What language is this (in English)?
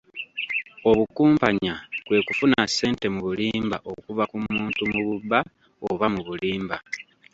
Ganda